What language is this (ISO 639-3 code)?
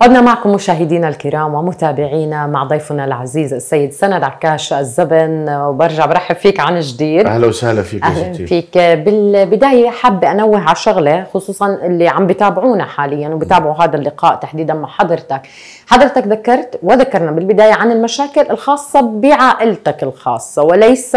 ara